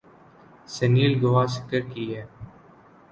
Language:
Urdu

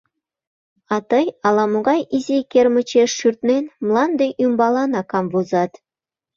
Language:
Mari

